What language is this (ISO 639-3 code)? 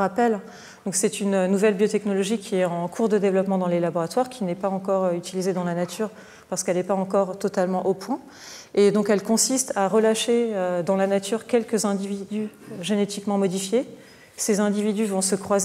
fra